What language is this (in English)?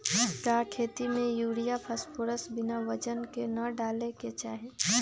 Magahi